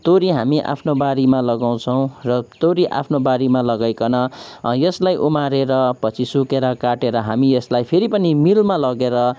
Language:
Nepali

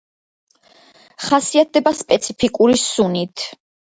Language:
Georgian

